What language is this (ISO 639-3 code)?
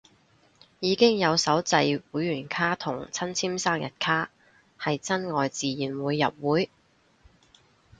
yue